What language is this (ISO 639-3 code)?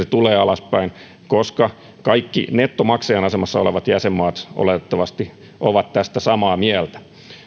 fin